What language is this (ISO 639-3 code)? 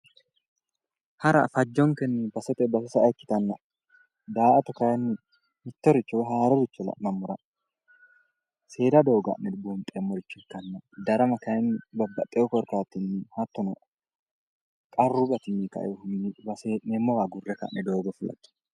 sid